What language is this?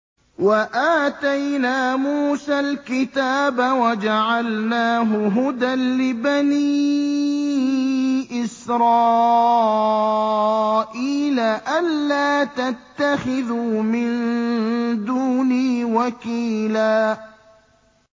Arabic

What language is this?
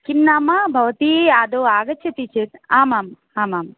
Sanskrit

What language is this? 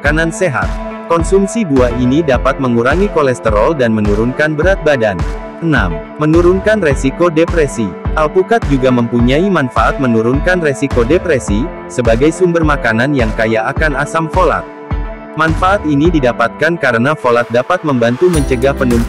Indonesian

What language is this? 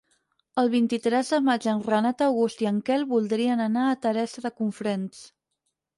Catalan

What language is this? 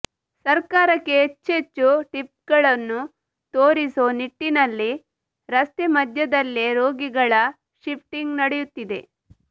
Kannada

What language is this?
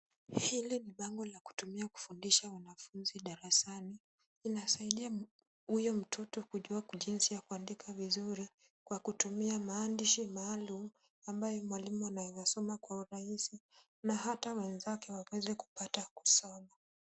Swahili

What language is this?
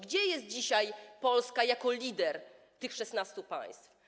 Polish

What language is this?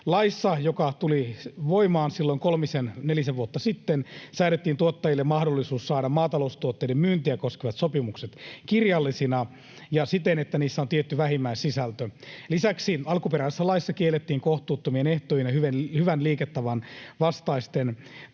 Finnish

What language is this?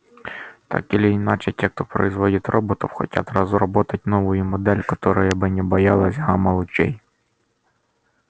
Russian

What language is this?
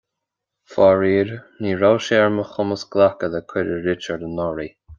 Irish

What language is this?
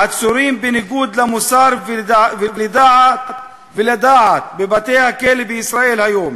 Hebrew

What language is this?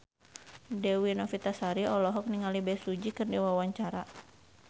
Sundanese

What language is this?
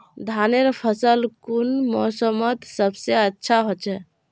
Magahi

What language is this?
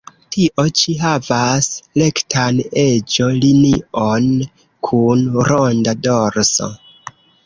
Esperanto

